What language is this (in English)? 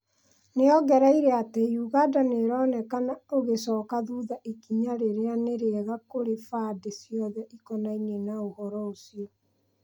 Kikuyu